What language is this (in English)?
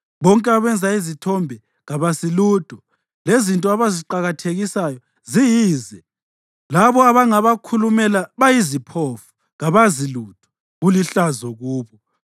North Ndebele